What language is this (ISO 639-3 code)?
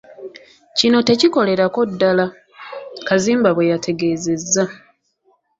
lug